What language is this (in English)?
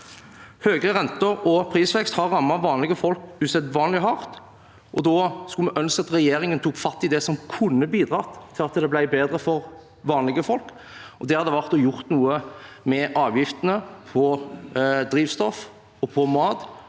Norwegian